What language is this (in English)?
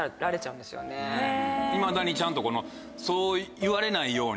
Japanese